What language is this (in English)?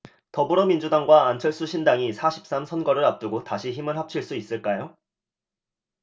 Korean